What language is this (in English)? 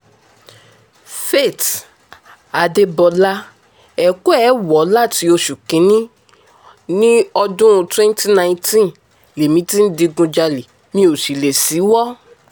Yoruba